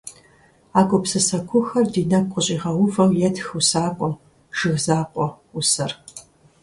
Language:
Kabardian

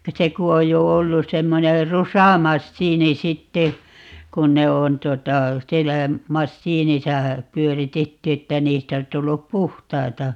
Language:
Finnish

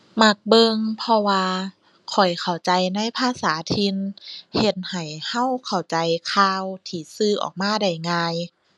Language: Thai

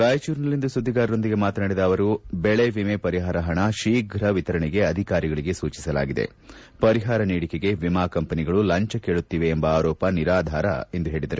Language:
Kannada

